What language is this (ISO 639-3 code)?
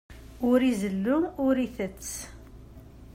kab